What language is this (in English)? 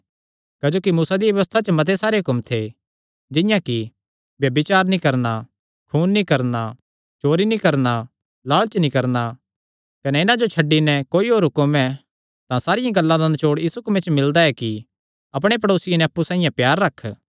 Kangri